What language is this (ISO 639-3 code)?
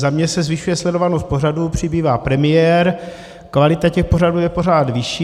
ces